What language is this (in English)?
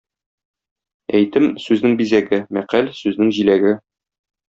Tatar